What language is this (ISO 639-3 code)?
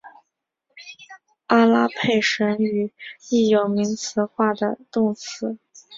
zho